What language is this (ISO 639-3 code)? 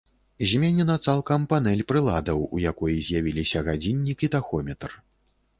bel